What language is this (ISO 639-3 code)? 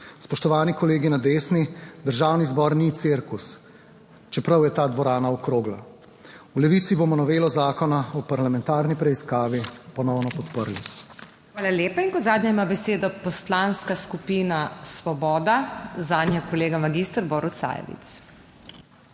slv